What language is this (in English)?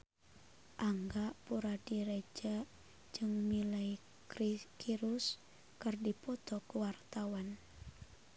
Sundanese